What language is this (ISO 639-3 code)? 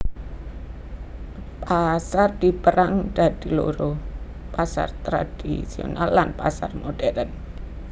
jav